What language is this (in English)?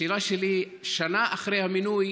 Hebrew